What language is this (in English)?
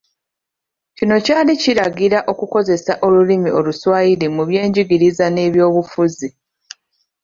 Ganda